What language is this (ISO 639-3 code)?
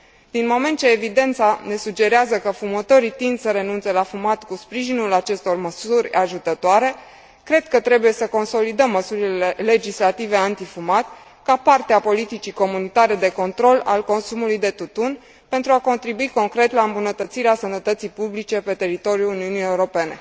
ron